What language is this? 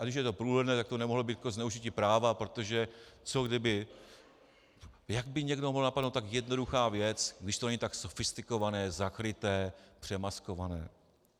Czech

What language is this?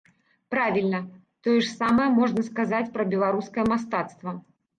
Belarusian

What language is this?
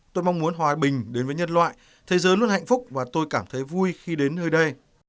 Vietnamese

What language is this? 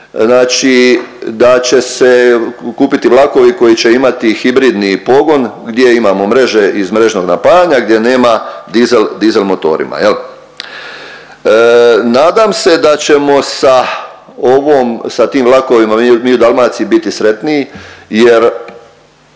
Croatian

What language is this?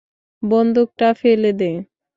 Bangla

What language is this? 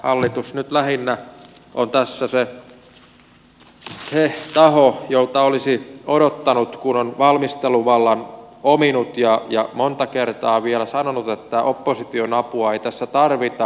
Finnish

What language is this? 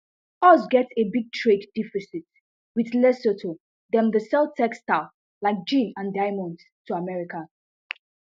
Nigerian Pidgin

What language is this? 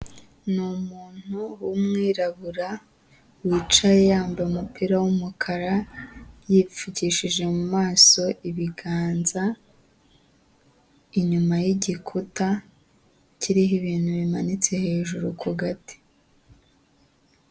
Kinyarwanda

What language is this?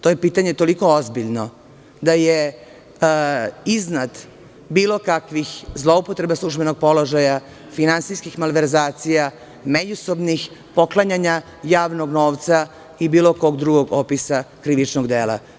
Serbian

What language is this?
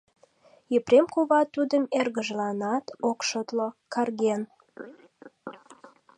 Mari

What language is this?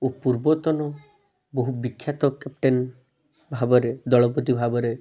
Odia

